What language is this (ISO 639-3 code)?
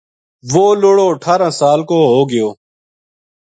gju